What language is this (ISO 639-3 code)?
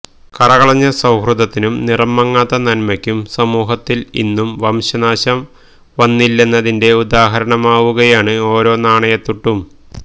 mal